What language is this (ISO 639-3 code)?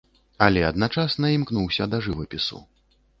bel